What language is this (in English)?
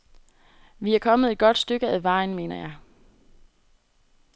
Danish